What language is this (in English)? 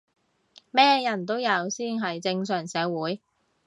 Cantonese